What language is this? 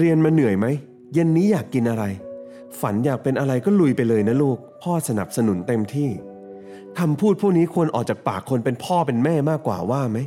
Thai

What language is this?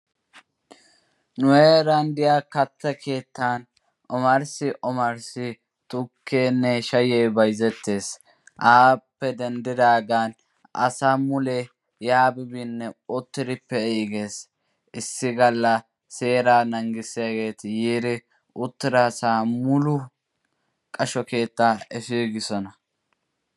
Wolaytta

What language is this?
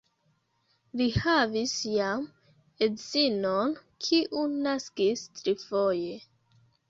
Esperanto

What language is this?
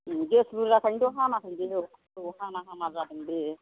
Bodo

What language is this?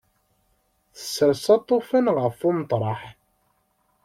Kabyle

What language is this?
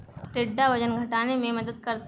Hindi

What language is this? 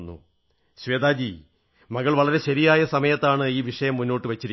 Malayalam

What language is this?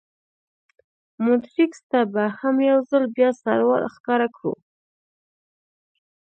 Pashto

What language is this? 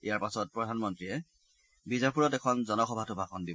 Assamese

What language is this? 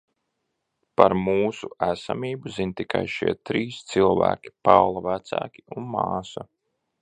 Latvian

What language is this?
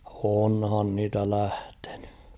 Finnish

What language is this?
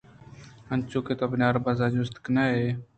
Eastern Balochi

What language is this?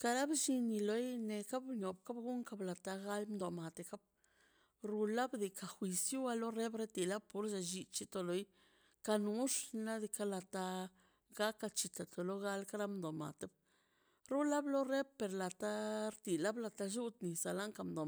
Mazaltepec Zapotec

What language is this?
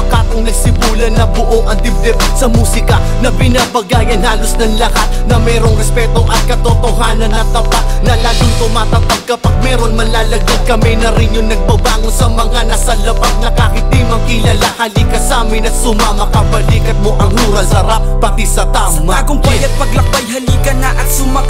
Filipino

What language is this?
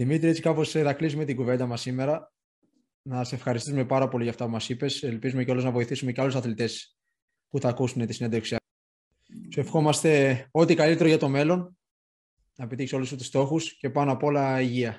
Greek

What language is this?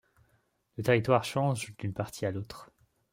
French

